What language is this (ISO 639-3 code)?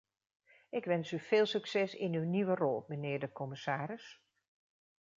nld